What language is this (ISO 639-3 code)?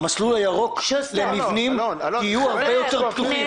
heb